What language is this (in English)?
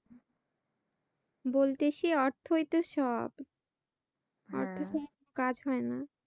Bangla